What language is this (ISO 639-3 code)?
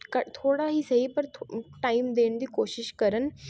pan